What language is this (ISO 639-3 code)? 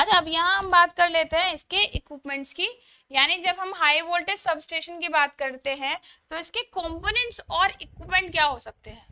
hin